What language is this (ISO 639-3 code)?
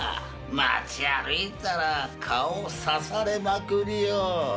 jpn